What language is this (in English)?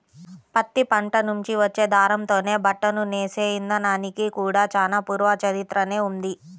Telugu